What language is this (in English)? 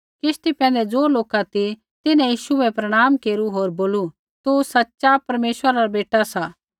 Kullu Pahari